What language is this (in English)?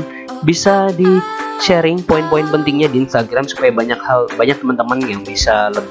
Indonesian